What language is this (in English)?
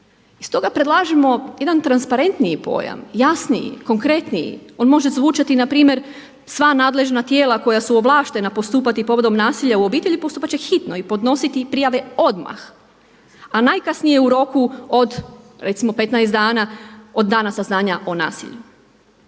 Croatian